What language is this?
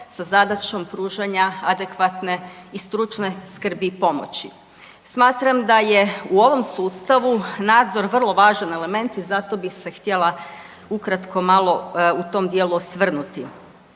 Croatian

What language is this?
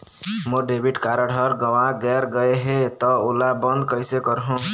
Chhattisgarhi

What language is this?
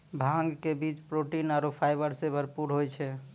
Maithili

